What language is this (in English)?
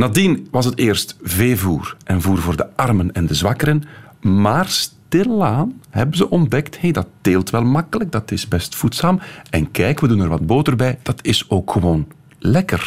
Dutch